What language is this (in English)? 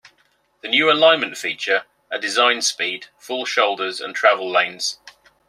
English